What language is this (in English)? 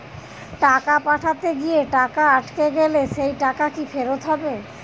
Bangla